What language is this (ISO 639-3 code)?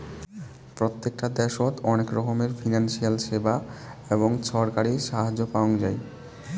ben